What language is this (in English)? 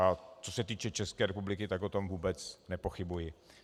Czech